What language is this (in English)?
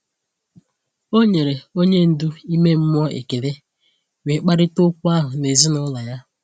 Igbo